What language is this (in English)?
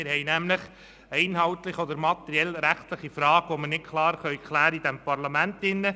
Swiss German